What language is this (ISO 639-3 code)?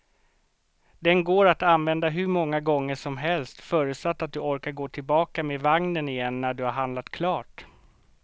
swe